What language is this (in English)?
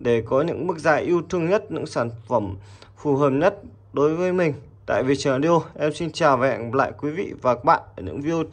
Vietnamese